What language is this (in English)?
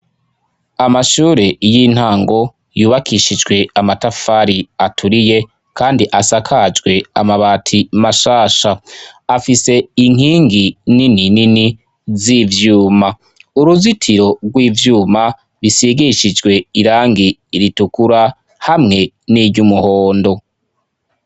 Rundi